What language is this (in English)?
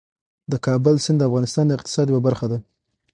Pashto